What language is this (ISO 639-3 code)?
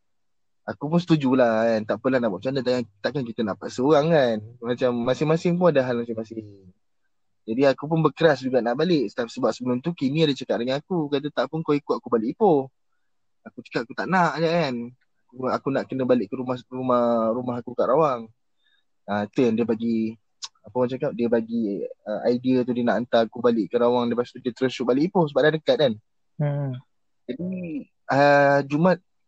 msa